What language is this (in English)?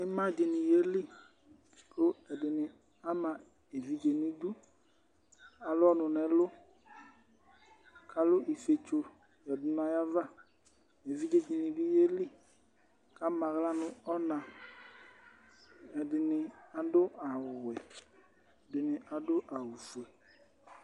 Ikposo